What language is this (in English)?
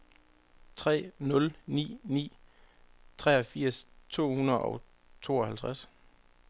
Danish